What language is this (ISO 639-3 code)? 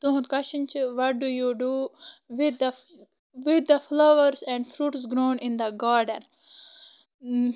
kas